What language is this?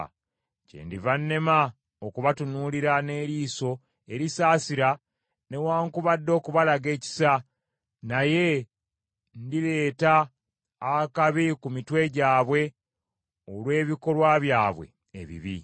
Ganda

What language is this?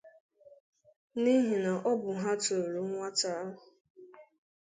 Igbo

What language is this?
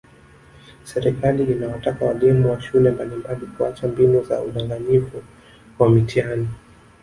Swahili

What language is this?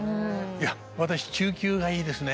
Japanese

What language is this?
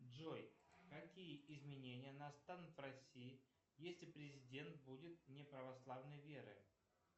Russian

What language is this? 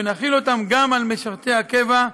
Hebrew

